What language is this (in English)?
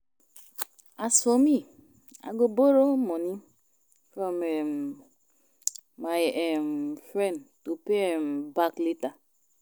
Nigerian Pidgin